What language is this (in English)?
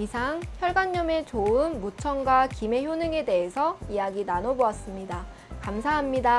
Korean